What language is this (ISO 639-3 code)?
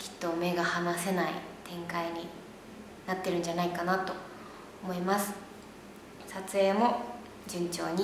jpn